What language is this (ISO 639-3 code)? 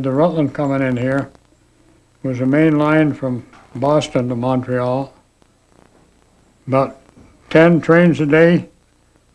eng